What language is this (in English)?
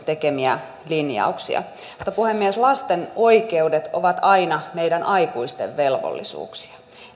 Finnish